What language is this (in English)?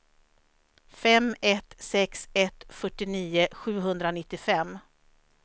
Swedish